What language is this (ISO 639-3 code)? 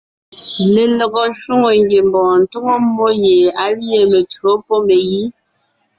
nnh